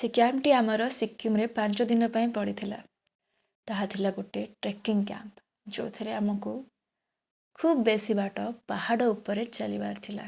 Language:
Odia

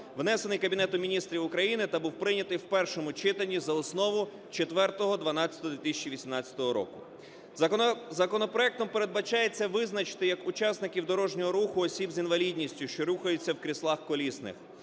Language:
Ukrainian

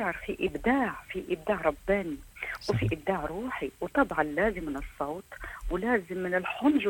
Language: Arabic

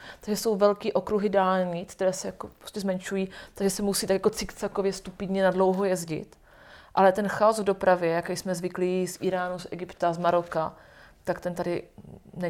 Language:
Czech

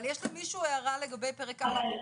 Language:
Hebrew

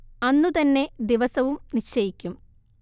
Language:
Malayalam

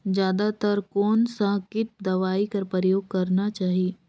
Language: Chhattisgarhi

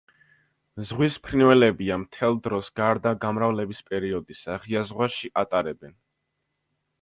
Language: Georgian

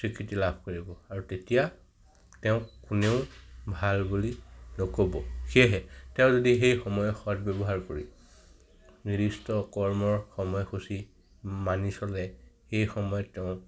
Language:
Assamese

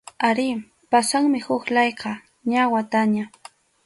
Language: Arequipa-La Unión Quechua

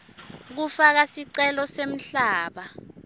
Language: Swati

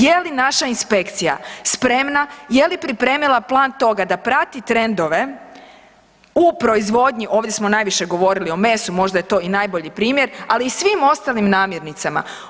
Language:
Croatian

